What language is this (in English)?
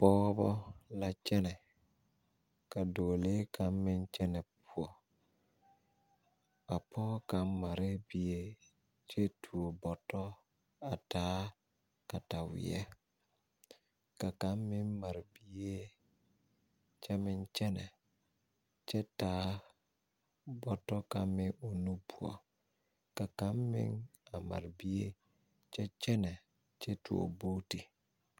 Southern Dagaare